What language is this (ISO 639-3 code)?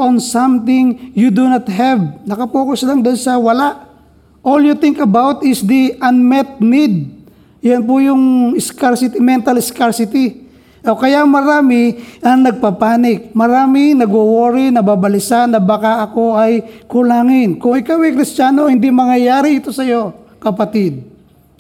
fil